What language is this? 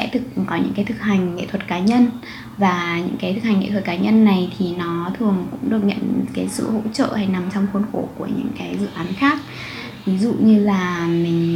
Vietnamese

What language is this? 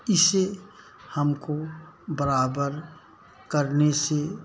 Hindi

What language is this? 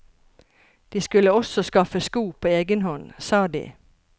Norwegian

